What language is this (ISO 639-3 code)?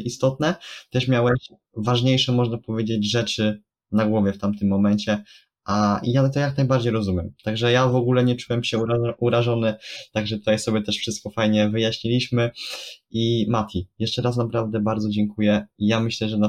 pol